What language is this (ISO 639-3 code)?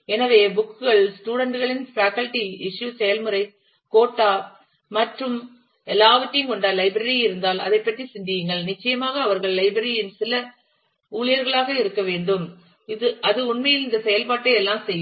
tam